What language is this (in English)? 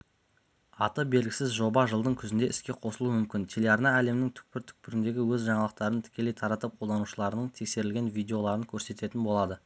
Kazakh